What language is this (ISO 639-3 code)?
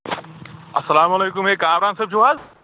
kas